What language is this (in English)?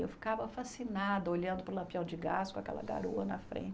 Portuguese